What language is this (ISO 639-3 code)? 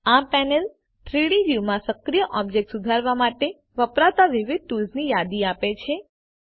guj